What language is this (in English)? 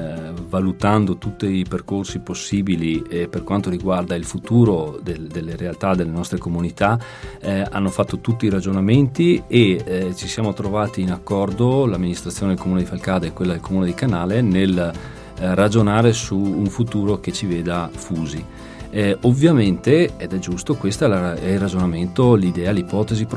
Italian